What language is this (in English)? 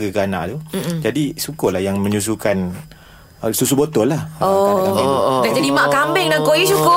Malay